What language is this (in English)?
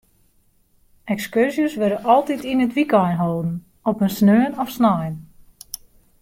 Western Frisian